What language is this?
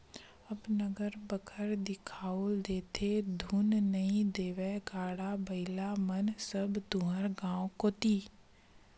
Chhattisgarhi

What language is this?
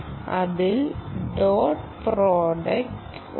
Malayalam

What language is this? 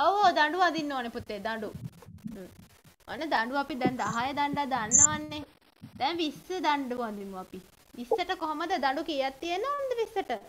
Thai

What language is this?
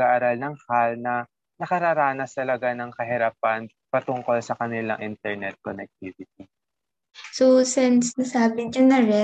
Filipino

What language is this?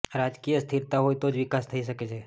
Gujarati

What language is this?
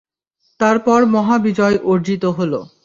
Bangla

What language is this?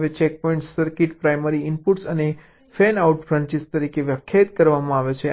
Gujarati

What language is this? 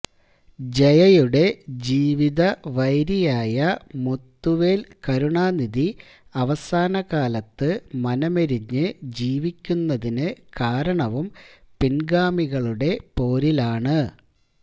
Malayalam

